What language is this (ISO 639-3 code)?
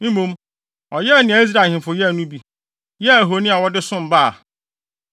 aka